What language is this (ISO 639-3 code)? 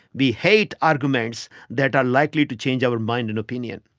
eng